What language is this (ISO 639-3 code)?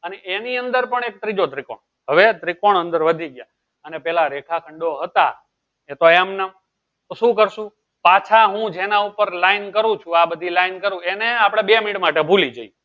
guj